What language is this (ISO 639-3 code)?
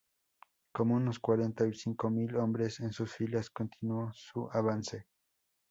spa